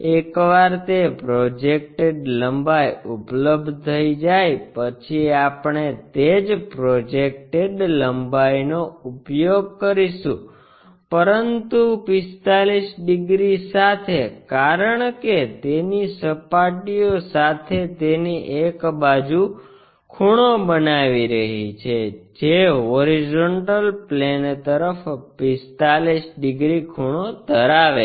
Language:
Gujarati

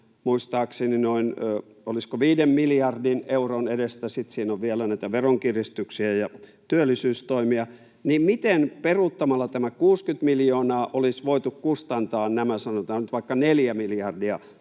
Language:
Finnish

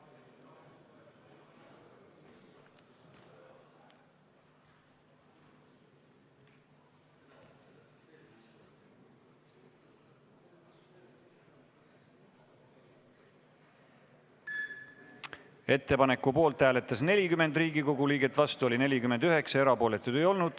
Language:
Estonian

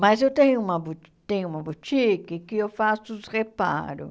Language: Portuguese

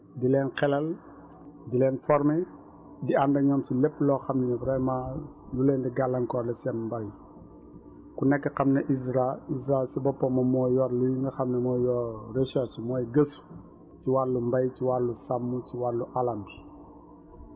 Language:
Wolof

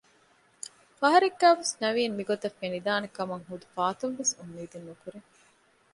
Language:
Divehi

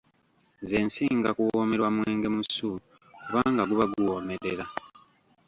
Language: Ganda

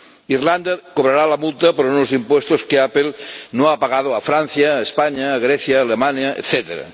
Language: Spanish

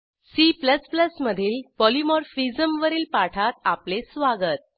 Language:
Marathi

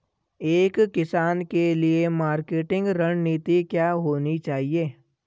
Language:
Hindi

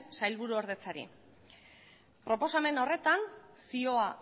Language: Basque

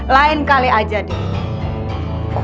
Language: Indonesian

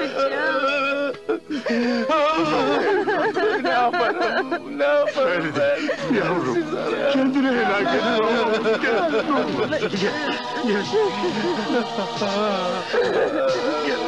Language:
Turkish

